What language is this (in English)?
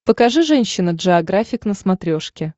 Russian